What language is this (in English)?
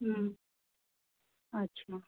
Maithili